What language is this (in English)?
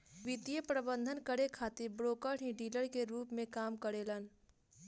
Bhojpuri